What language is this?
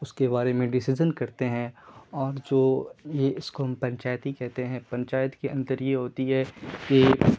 Urdu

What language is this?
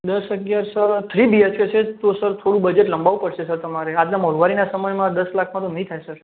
Gujarati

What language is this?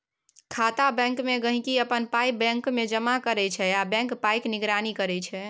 Maithili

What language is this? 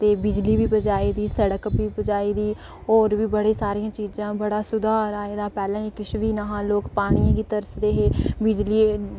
Dogri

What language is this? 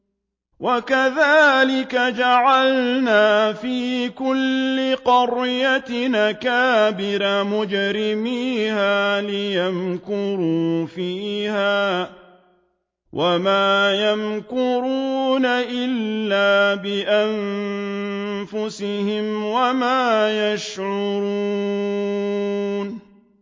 Arabic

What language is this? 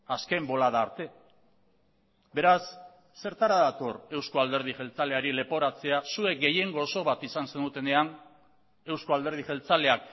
Basque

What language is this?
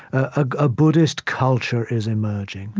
English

